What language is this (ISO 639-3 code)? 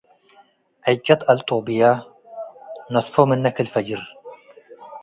tig